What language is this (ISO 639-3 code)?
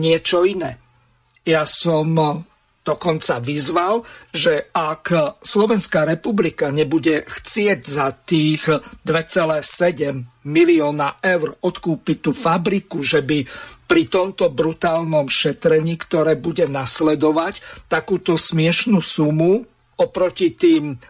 slk